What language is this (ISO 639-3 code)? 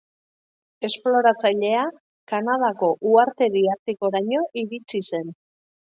eus